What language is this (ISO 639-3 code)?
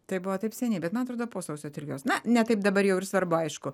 lit